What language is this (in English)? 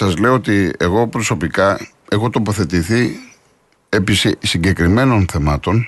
Greek